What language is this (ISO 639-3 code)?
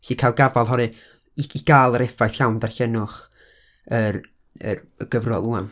cym